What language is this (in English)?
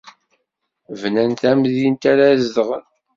Kabyle